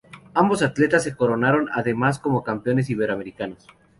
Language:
Spanish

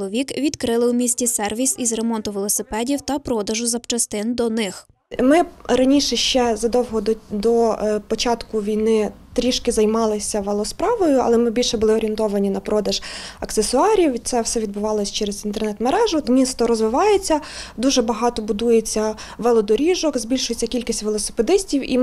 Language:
Ukrainian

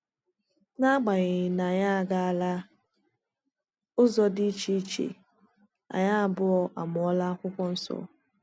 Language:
Igbo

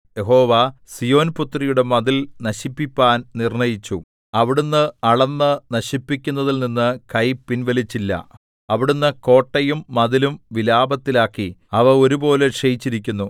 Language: Malayalam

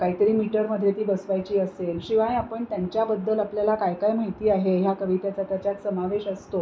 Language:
Marathi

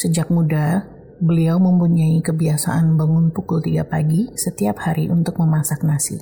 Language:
Indonesian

